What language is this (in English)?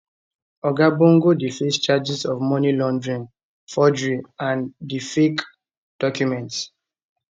Nigerian Pidgin